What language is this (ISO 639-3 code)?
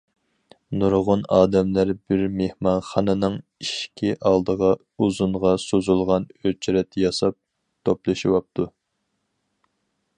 uig